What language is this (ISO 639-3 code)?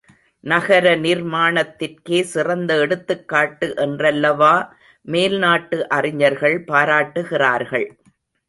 tam